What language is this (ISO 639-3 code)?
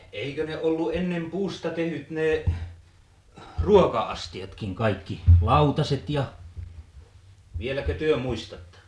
fin